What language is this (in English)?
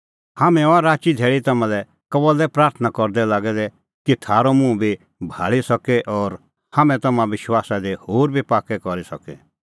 Kullu Pahari